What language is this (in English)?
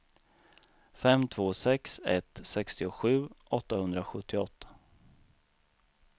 Swedish